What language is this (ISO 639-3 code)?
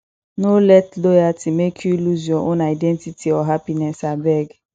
pcm